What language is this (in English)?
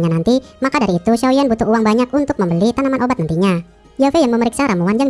Indonesian